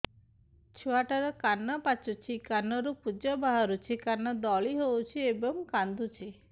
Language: Odia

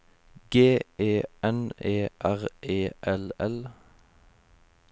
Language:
Norwegian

